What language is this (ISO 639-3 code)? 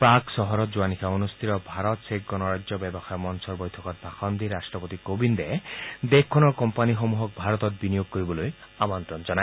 asm